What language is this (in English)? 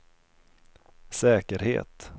Swedish